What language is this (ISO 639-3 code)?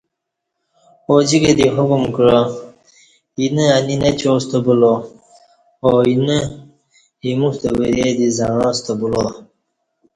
bsh